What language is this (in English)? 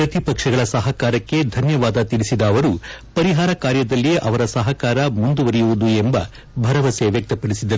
Kannada